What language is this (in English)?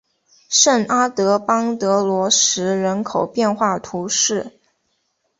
Chinese